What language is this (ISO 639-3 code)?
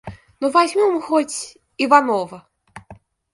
rus